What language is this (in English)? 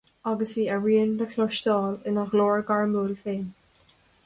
Irish